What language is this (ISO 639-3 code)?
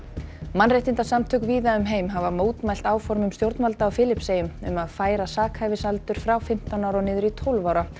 isl